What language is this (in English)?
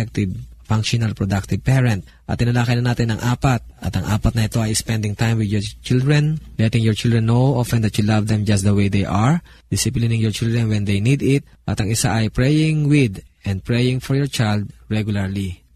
Filipino